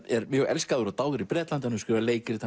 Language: Icelandic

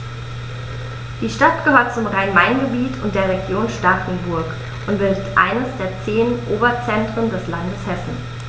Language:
German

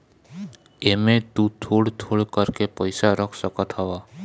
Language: Bhojpuri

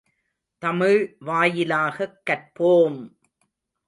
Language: Tamil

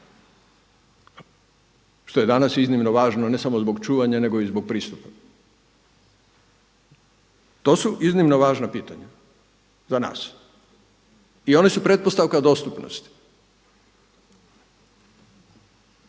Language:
Croatian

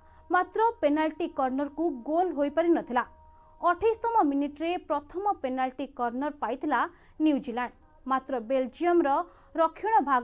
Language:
Hindi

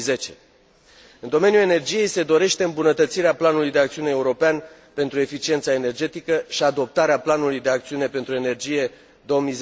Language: Romanian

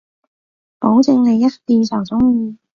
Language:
Cantonese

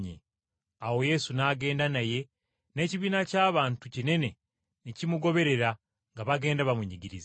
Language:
Ganda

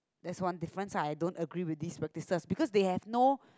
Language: English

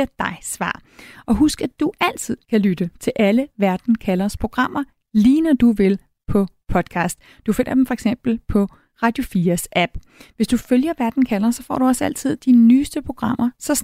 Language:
Danish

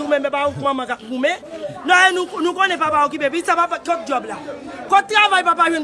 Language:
French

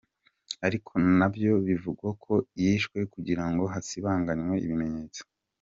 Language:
Kinyarwanda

